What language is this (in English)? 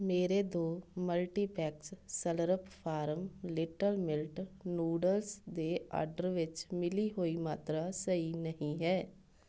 Punjabi